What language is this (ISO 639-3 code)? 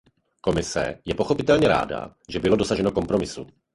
ces